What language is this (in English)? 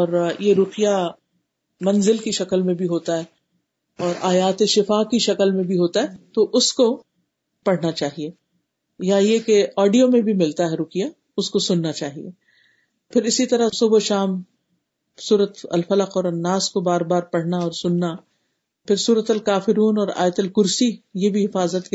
Urdu